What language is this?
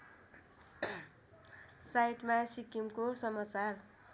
Nepali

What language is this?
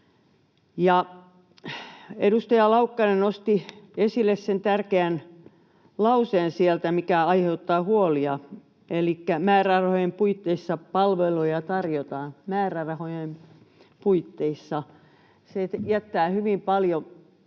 Finnish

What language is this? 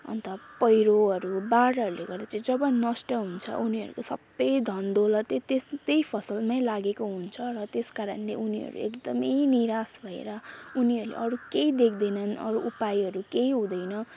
Nepali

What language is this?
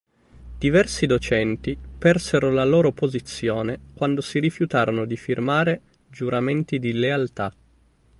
Italian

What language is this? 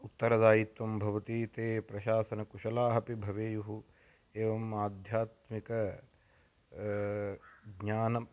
Sanskrit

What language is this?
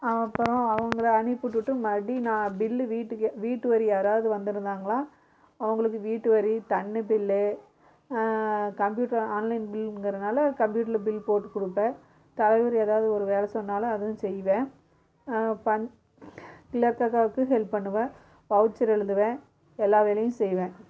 Tamil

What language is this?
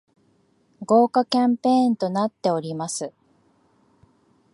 Japanese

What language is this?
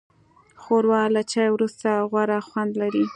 Pashto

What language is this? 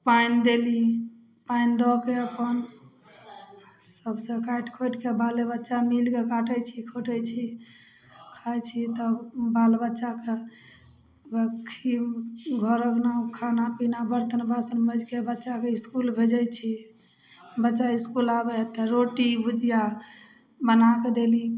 Maithili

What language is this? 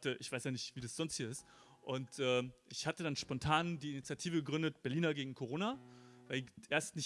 German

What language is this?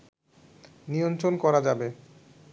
Bangla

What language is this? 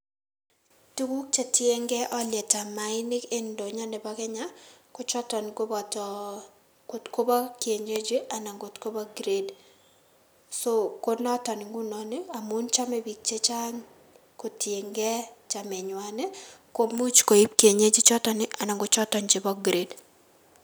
Kalenjin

